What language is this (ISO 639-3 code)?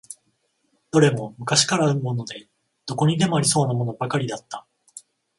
jpn